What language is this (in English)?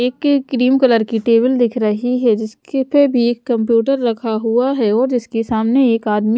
Hindi